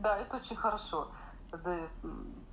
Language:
Russian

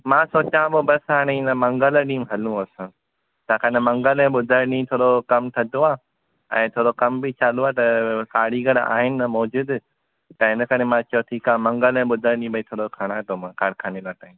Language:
Sindhi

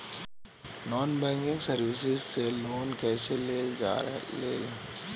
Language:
Bhojpuri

